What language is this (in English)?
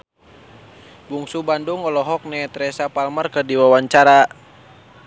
Sundanese